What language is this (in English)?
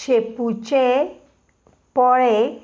Konkani